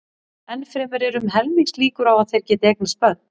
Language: Icelandic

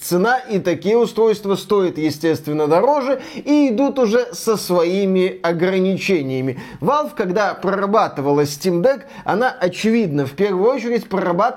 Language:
Russian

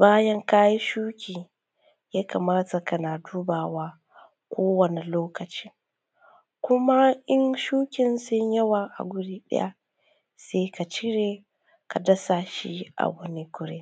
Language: Hausa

